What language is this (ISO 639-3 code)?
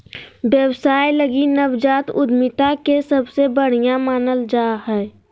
mag